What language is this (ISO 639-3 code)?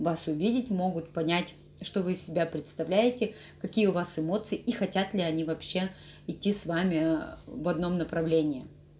rus